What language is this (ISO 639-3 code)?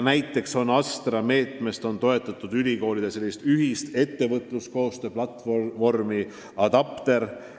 est